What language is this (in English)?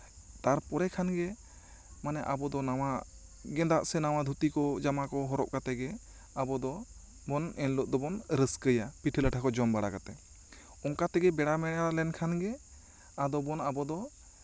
Santali